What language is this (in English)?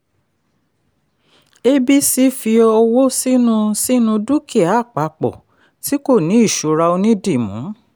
Yoruba